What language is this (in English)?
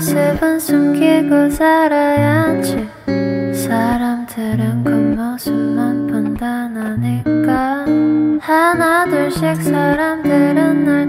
Korean